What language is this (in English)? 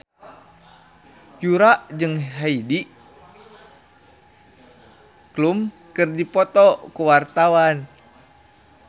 Sundanese